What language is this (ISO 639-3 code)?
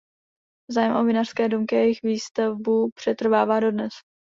ces